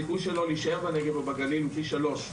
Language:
Hebrew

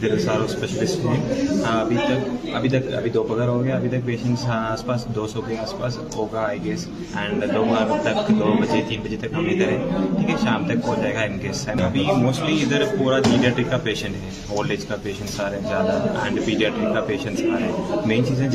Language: Urdu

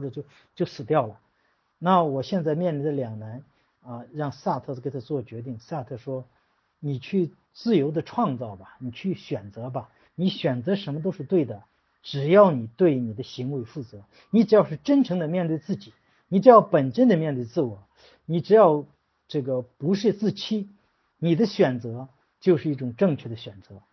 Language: Chinese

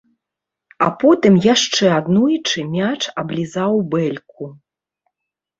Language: Belarusian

